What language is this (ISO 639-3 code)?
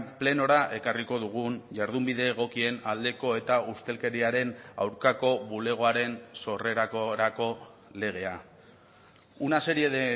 eus